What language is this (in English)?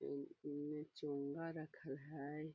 Magahi